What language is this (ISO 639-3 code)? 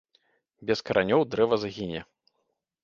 bel